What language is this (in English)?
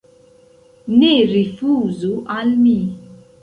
Esperanto